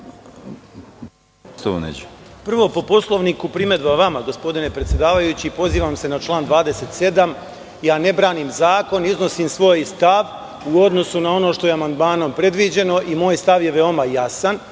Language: Serbian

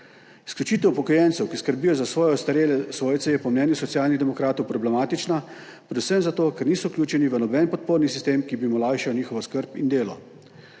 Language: Slovenian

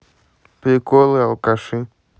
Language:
Russian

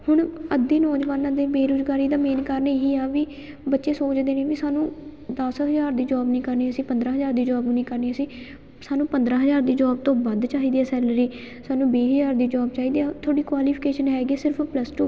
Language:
Punjabi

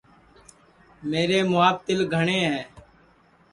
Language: Sansi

